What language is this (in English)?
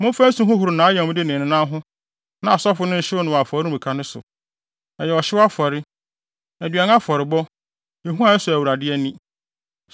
Akan